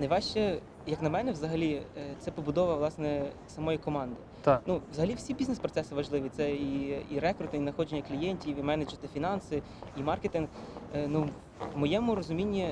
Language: Ukrainian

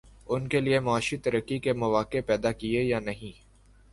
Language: Urdu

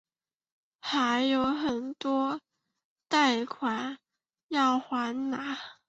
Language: Chinese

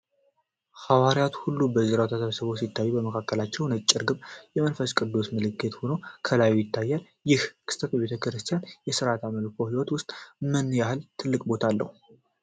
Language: Amharic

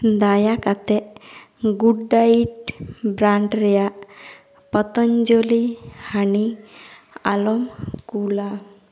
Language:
Santali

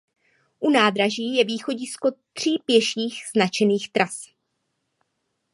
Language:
Czech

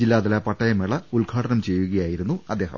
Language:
Malayalam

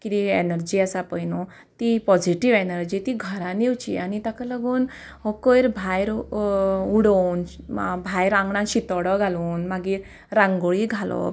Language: Konkani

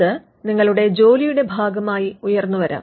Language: Malayalam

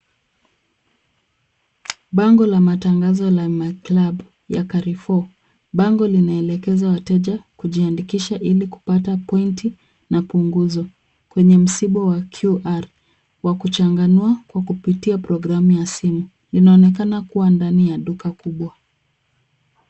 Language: Swahili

